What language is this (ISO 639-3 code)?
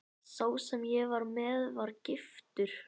isl